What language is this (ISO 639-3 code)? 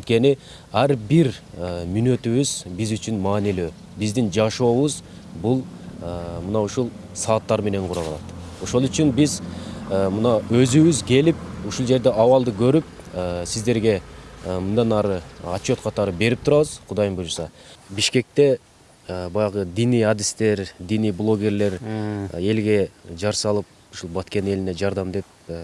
tur